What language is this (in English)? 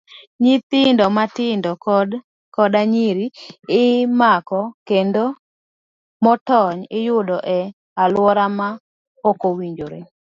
Luo (Kenya and Tanzania)